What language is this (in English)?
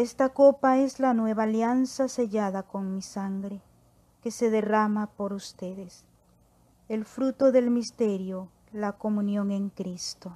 Spanish